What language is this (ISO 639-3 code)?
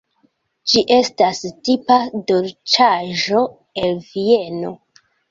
epo